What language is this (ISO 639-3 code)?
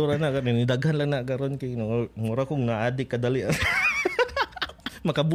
fil